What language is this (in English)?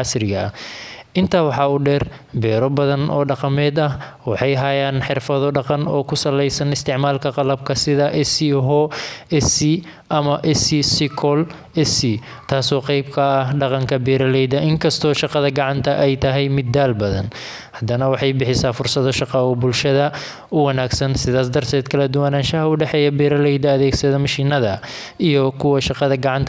Somali